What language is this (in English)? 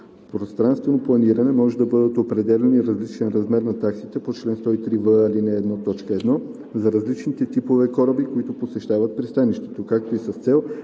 Bulgarian